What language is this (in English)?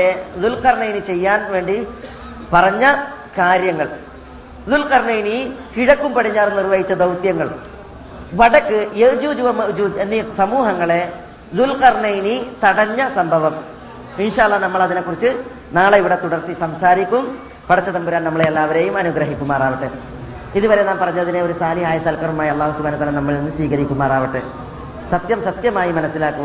Malayalam